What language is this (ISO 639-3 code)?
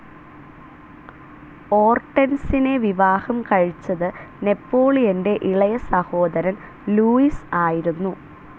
mal